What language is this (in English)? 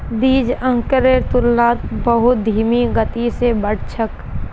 Magahi